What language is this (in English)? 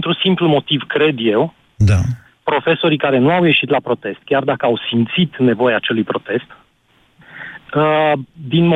Romanian